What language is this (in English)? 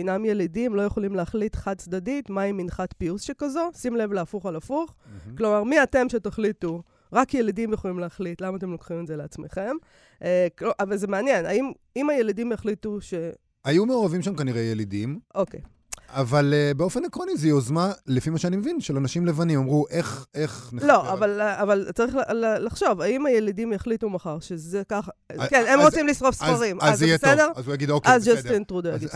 Hebrew